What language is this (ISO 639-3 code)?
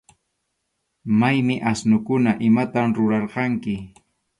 qxu